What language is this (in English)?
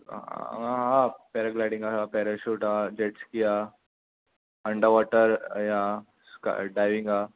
Konkani